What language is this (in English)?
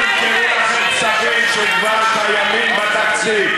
Hebrew